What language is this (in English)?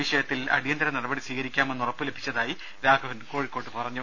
Malayalam